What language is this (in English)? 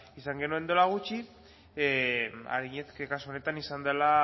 Basque